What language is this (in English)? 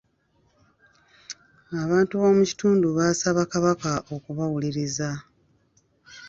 Ganda